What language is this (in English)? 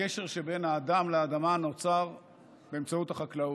Hebrew